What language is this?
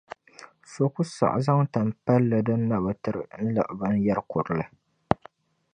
Dagbani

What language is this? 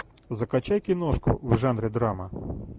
Russian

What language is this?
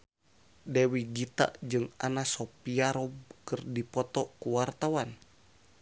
Sundanese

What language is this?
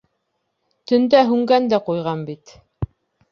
Bashkir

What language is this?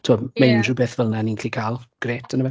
Welsh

